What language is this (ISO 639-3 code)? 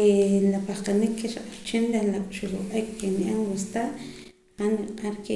poc